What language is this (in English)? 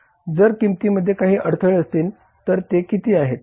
Marathi